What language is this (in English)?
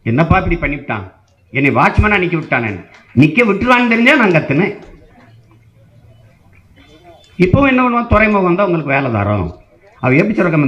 Tamil